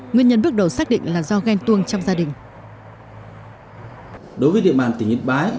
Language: Vietnamese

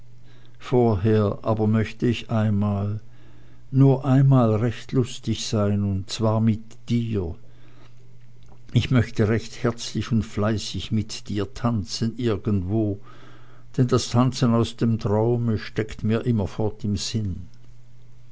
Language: German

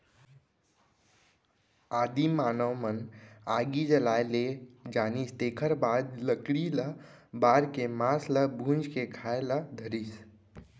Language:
Chhattisgarhi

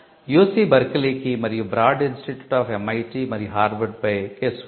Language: Telugu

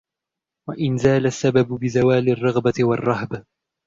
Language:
Arabic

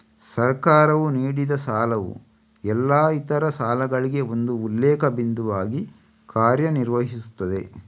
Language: Kannada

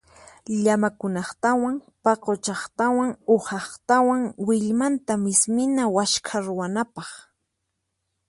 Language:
Puno Quechua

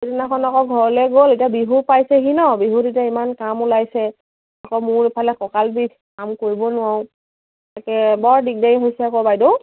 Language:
Assamese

